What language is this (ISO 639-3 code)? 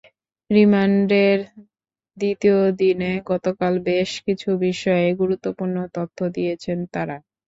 ben